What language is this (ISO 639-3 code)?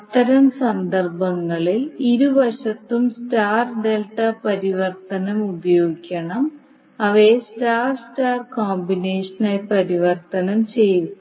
mal